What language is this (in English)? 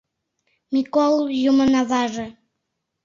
Mari